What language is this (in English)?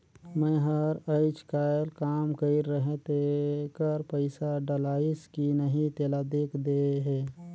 Chhattisgarhi